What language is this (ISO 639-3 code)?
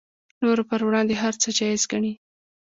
pus